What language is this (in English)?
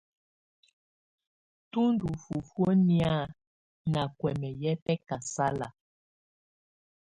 Tunen